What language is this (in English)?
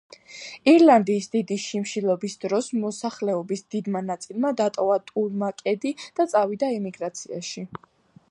Georgian